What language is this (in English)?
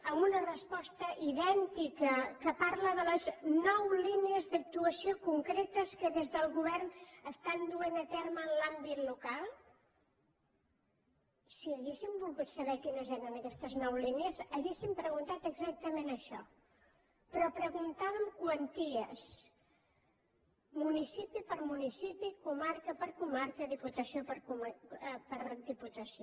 Catalan